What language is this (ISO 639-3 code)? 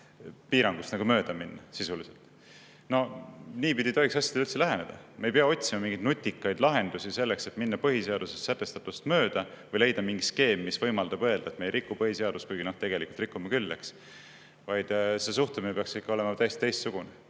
est